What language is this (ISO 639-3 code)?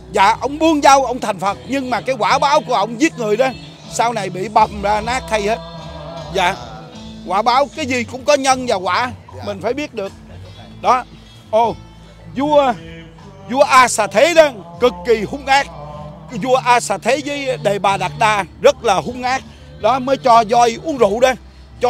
vie